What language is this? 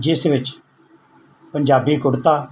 Punjabi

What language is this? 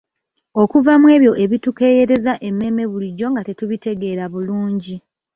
Ganda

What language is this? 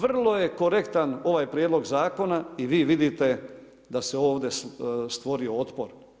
Croatian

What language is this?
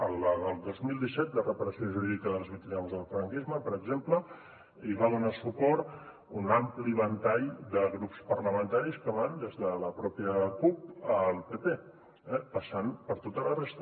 Catalan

